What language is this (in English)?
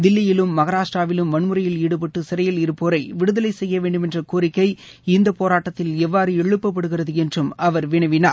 Tamil